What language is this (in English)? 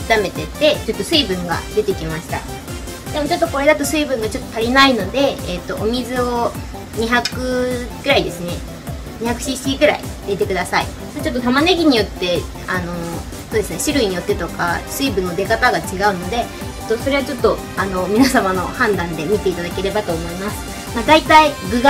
Japanese